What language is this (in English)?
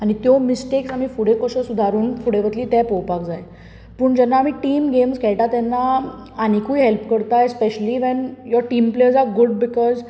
Konkani